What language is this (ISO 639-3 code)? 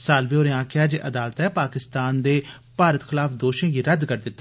doi